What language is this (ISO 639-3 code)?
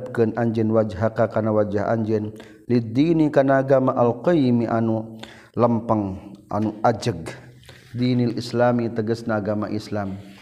msa